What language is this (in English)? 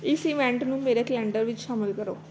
Punjabi